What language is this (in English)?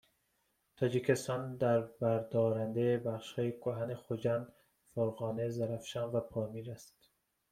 Persian